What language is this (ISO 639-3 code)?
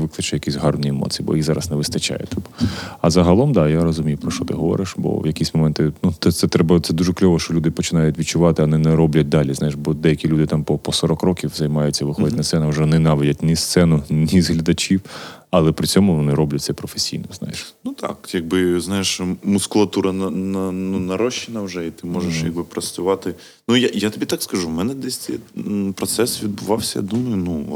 ukr